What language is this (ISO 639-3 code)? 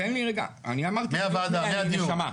heb